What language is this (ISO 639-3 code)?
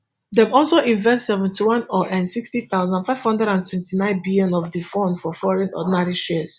pcm